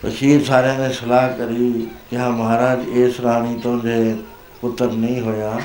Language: Punjabi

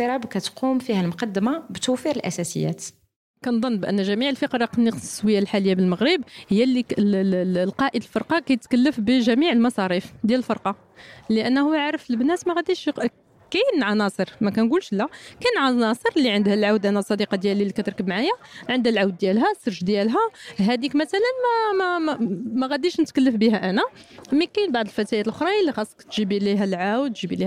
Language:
Arabic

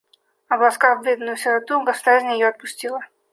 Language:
Russian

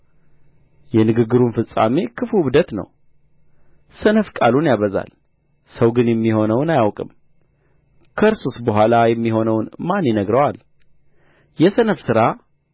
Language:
Amharic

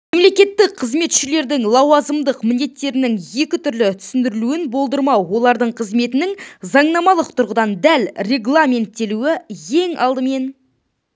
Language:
Kazakh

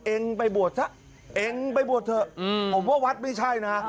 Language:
Thai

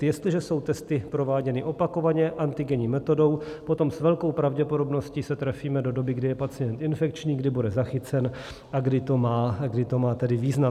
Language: Czech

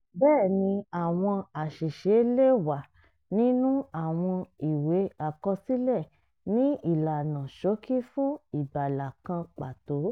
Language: Yoruba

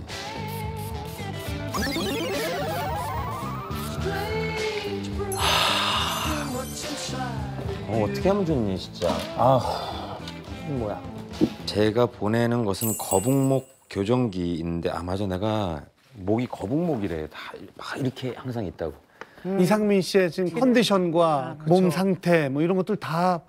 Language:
Korean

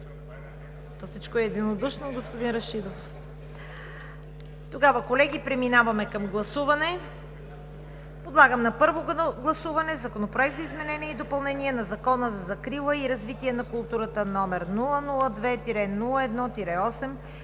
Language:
Bulgarian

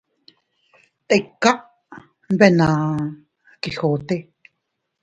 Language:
Teutila Cuicatec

